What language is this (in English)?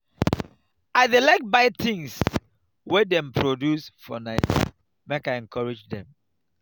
Nigerian Pidgin